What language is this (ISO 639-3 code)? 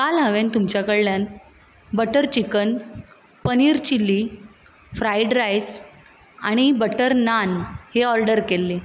kok